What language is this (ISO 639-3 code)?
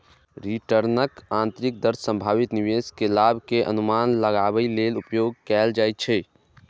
mai